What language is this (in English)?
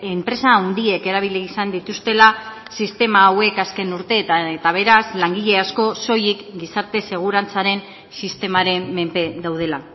Basque